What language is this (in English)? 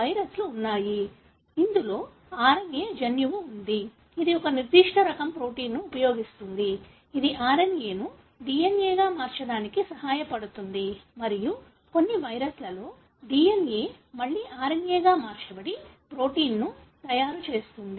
Telugu